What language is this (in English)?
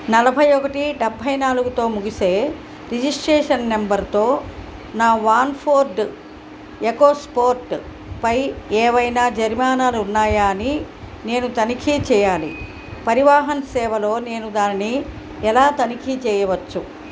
Telugu